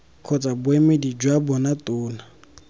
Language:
Tswana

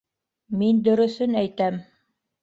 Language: Bashkir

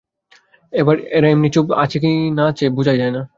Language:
Bangla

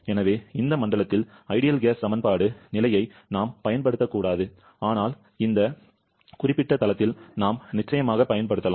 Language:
Tamil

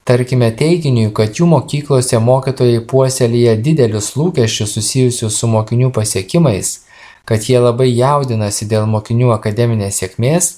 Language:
Lithuanian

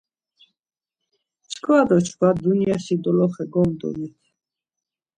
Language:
Laz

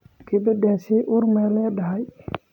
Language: Somali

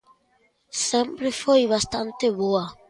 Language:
Galician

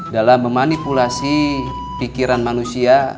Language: Indonesian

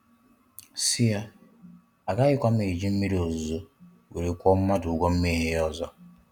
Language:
Igbo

